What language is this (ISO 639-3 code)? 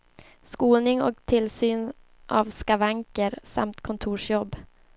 swe